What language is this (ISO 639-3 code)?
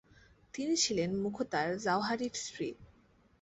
ben